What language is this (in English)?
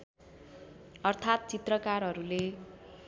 Nepali